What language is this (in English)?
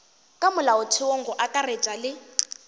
Northern Sotho